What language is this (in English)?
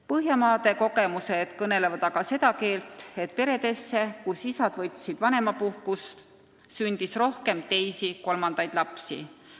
Estonian